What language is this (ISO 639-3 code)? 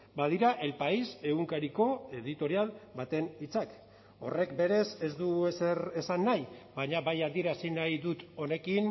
eus